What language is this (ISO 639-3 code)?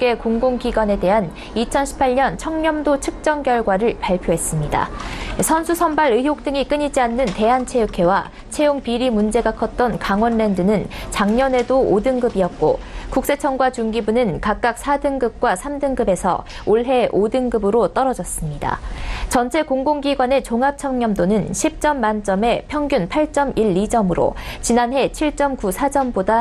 kor